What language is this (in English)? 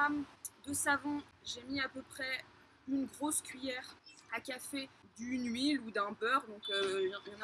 French